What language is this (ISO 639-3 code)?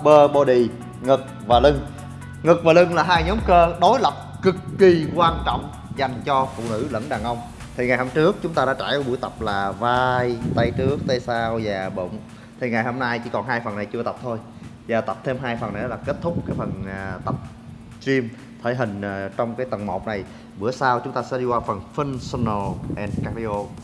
vie